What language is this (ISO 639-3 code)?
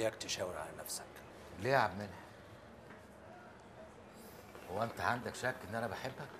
ara